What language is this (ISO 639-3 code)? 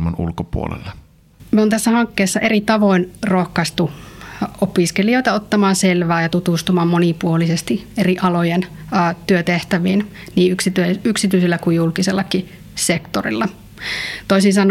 fin